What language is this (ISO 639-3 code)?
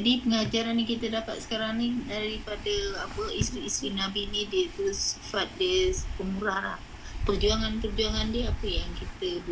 msa